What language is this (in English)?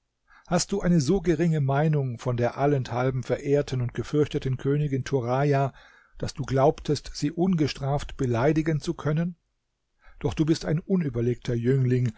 German